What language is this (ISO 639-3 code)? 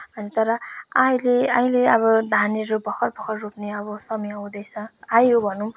nep